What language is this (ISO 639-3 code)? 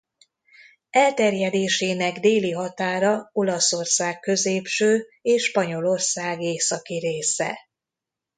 hun